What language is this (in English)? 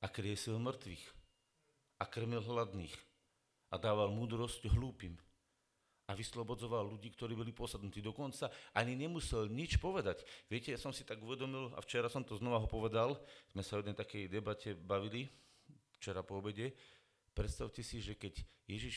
Slovak